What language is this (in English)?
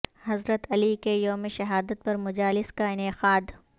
Urdu